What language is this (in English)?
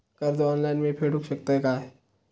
Marathi